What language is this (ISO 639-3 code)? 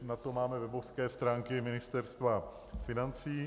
ces